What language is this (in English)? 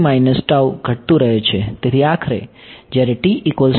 Gujarati